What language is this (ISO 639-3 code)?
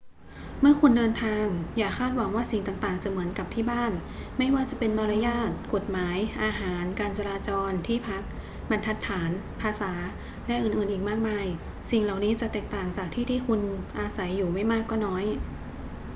tha